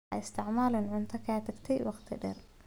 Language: Somali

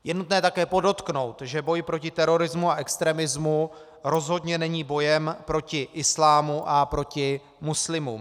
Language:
Czech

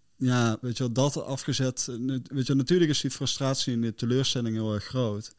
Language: Dutch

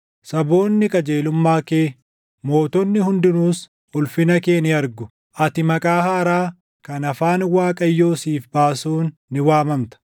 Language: Oromo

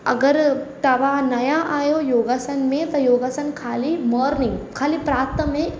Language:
Sindhi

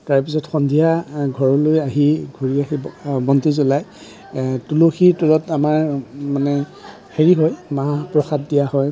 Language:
Assamese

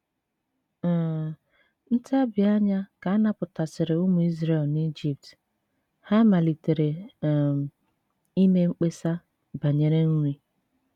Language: Igbo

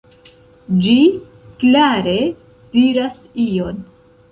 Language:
Esperanto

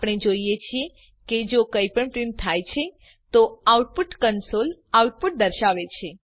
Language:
Gujarati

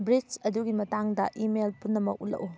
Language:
Manipuri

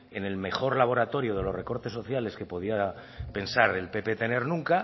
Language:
Spanish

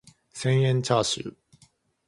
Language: Japanese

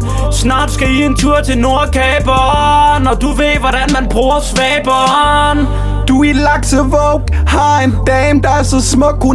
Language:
Danish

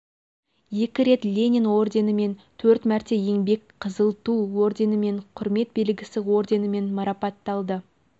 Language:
Kazakh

